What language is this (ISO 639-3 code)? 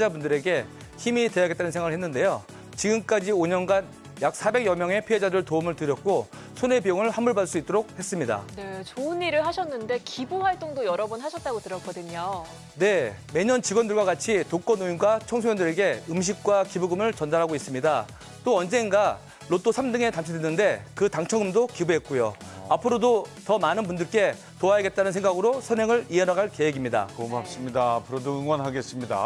kor